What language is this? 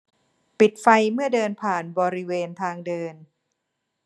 Thai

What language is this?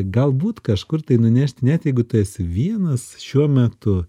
Lithuanian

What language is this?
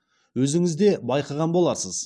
Kazakh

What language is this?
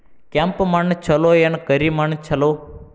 Kannada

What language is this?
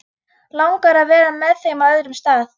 Icelandic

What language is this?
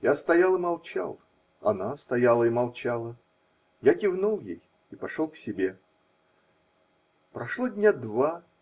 Russian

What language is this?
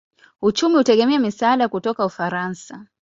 Swahili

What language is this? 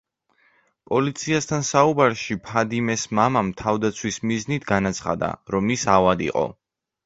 Georgian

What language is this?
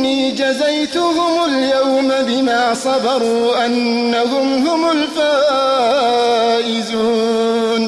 Arabic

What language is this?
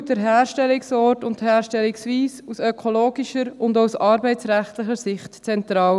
Swiss German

